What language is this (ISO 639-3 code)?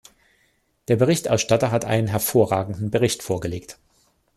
deu